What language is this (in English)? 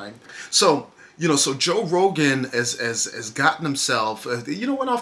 English